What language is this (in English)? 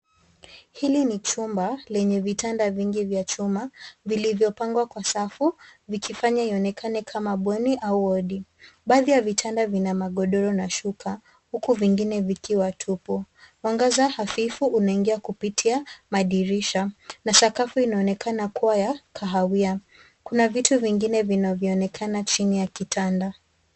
Swahili